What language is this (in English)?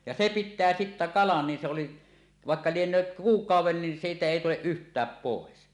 Finnish